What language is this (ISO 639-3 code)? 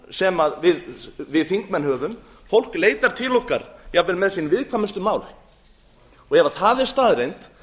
isl